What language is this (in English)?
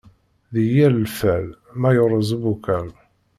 Kabyle